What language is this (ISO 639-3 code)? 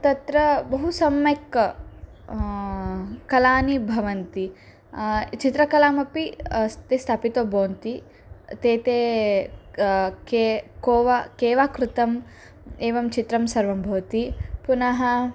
san